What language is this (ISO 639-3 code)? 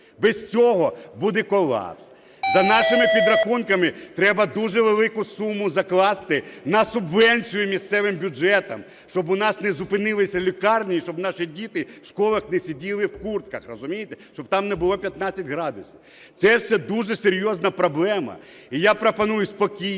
ukr